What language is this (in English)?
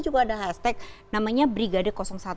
Indonesian